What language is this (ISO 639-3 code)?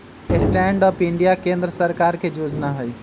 mag